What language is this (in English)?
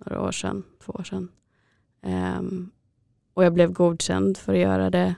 Swedish